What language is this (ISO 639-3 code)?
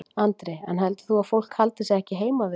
isl